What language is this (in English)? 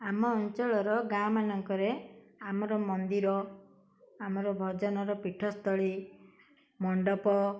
Odia